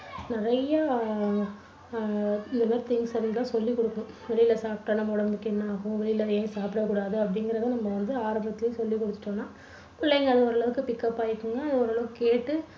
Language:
Tamil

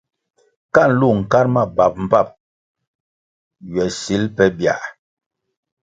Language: Kwasio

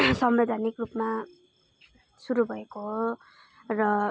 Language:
Nepali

